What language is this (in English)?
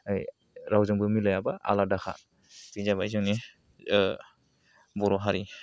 Bodo